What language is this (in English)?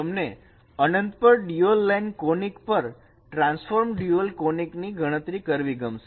Gujarati